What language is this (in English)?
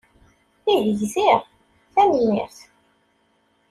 Kabyle